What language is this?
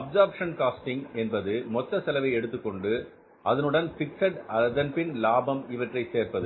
Tamil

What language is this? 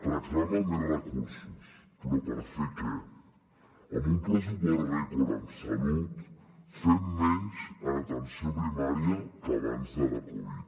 Catalan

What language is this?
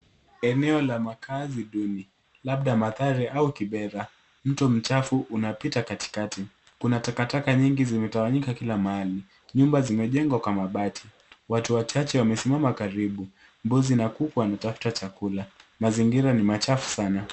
Swahili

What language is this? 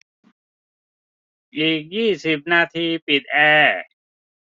Thai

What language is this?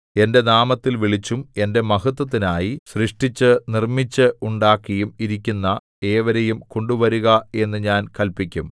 Malayalam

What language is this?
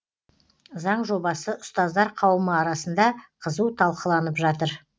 Kazakh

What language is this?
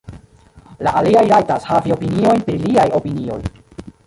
Esperanto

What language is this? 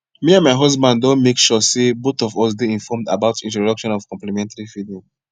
Nigerian Pidgin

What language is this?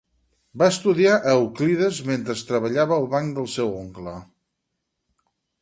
Catalan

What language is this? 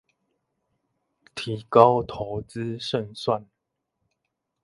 Chinese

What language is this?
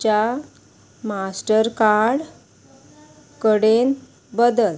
Konkani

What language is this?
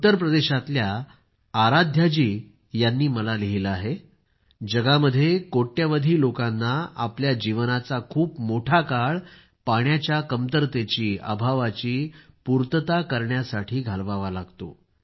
Marathi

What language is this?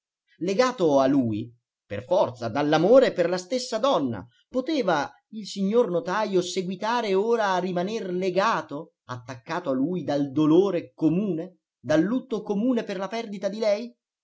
Italian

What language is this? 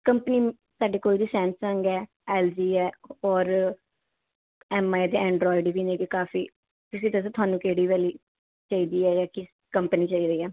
Punjabi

